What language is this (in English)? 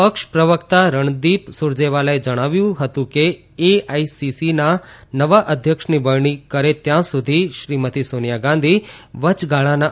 Gujarati